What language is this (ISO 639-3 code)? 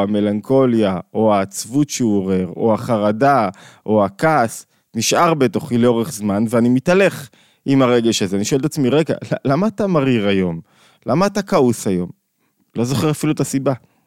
heb